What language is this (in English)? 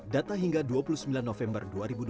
Indonesian